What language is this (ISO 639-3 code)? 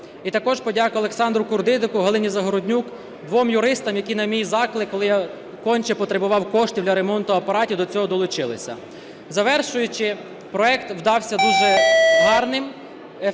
ukr